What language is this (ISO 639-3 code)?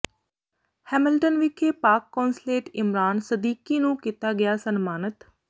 pan